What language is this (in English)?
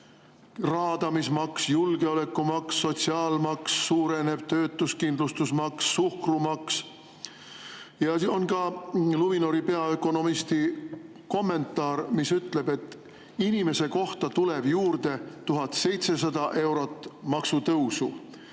Estonian